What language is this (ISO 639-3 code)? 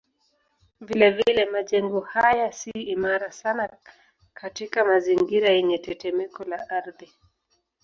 swa